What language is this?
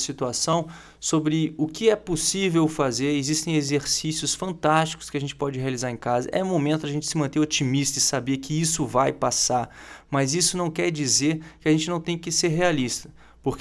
Portuguese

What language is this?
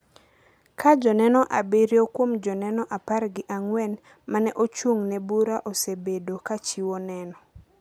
Luo (Kenya and Tanzania)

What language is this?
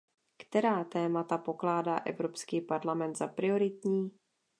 Czech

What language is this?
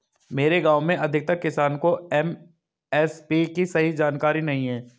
Hindi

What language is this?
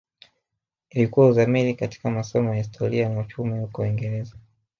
Swahili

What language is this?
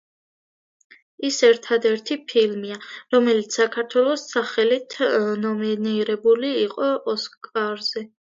Georgian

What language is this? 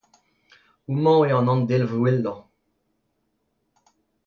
Breton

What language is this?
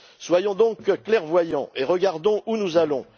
French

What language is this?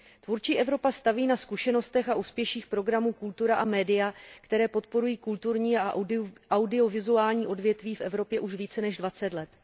Czech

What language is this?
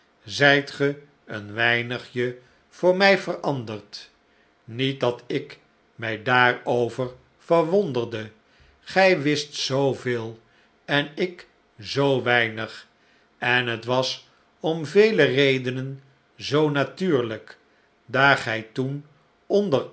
Dutch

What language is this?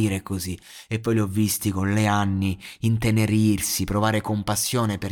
Italian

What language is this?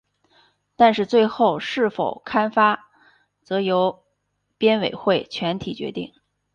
Chinese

